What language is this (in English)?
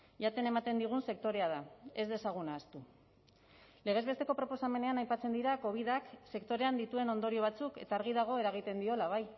Basque